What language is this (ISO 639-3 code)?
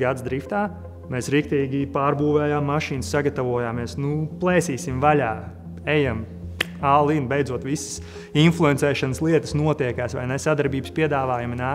lav